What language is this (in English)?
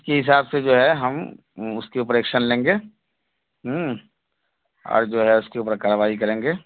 Urdu